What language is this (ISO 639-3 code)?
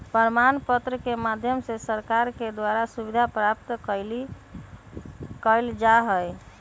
mag